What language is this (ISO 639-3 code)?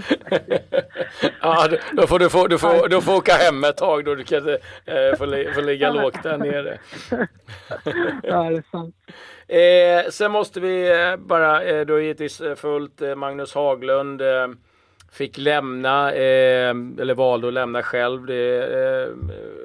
swe